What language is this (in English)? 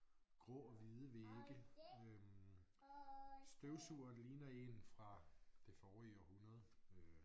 Danish